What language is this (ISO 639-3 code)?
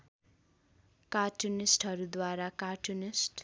nep